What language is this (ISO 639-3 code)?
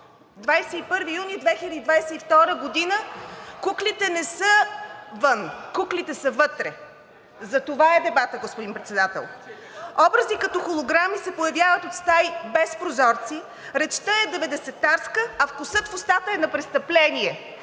bul